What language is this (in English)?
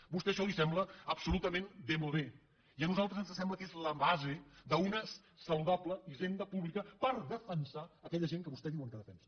Catalan